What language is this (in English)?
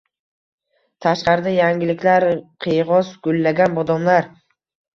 Uzbek